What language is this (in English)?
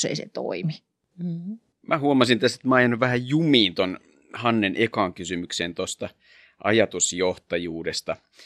Finnish